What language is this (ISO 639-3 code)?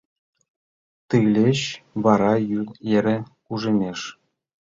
chm